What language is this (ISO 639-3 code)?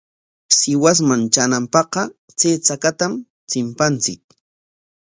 qwa